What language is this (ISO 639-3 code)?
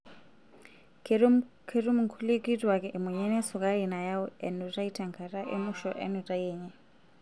mas